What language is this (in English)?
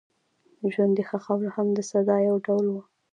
Pashto